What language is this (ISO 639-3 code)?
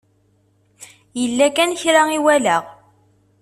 kab